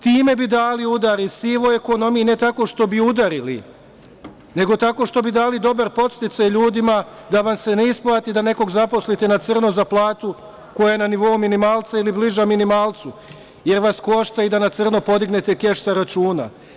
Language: Serbian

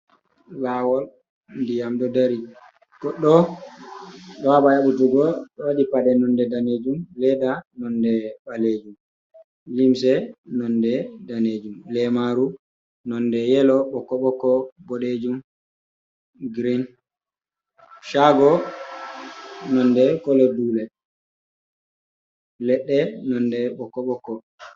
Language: Fula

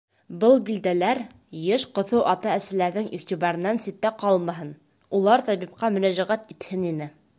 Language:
Bashkir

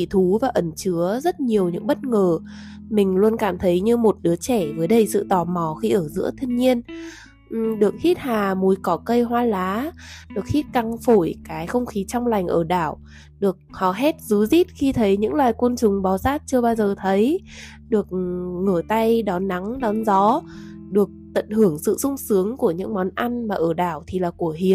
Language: Vietnamese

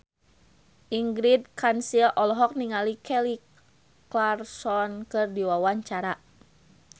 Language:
Sundanese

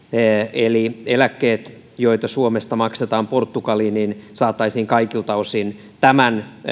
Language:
Finnish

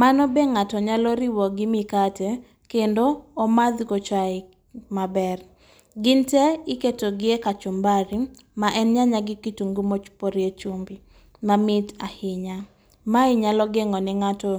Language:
Luo (Kenya and Tanzania)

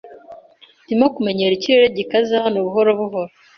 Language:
Kinyarwanda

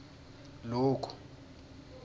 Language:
Swati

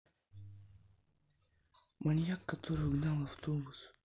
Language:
Russian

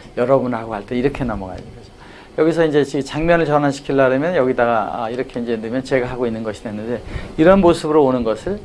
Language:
Korean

